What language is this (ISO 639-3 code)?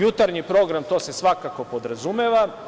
srp